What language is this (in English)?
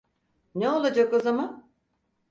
Turkish